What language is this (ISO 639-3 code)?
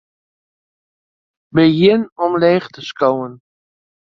fry